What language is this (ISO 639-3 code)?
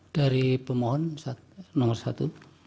ind